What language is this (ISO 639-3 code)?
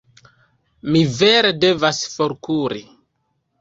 epo